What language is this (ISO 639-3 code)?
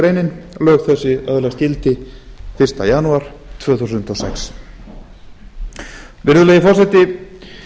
isl